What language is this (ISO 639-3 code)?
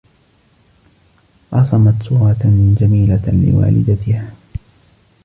ara